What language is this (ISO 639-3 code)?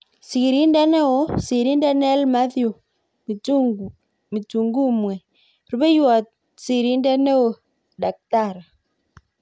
kln